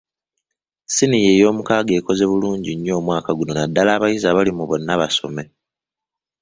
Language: Ganda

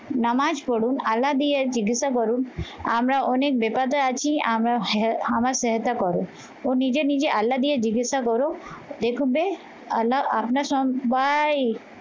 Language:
Bangla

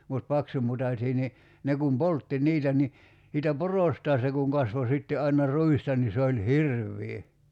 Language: Finnish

